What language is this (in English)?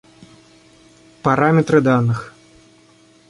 Russian